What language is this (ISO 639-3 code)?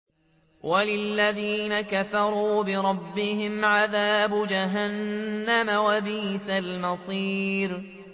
ara